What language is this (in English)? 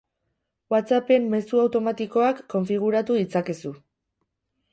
Basque